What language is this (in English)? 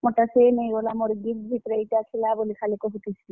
Odia